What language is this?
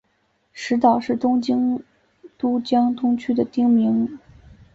Chinese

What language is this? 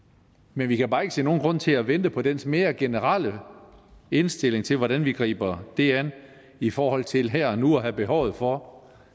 Danish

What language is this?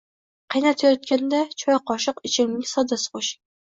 Uzbek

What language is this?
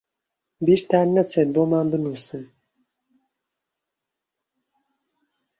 Central Kurdish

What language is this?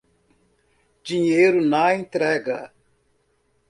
Portuguese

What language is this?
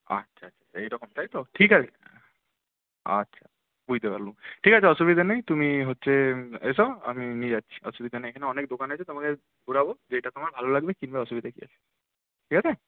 Bangla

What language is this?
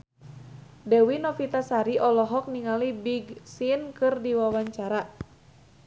Sundanese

